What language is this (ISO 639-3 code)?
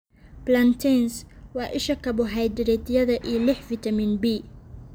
som